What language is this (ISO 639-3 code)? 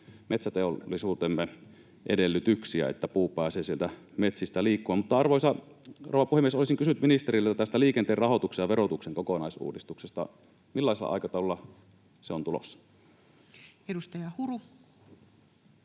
fin